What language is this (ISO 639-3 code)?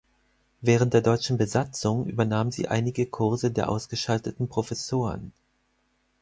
deu